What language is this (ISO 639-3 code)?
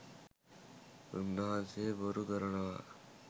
sin